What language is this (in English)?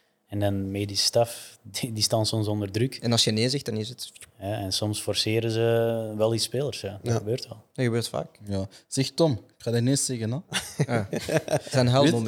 Dutch